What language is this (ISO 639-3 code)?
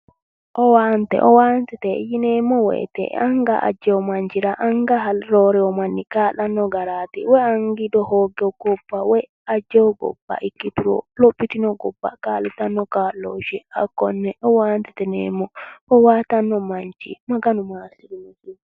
sid